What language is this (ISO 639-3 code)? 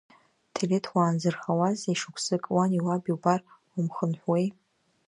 abk